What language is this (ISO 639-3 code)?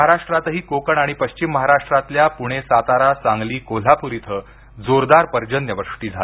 mar